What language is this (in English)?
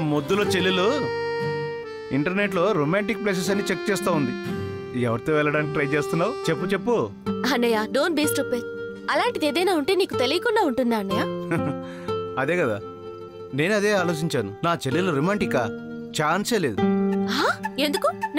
Telugu